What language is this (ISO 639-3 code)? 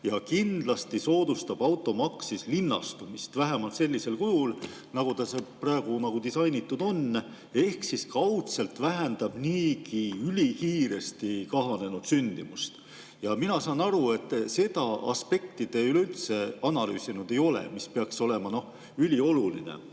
est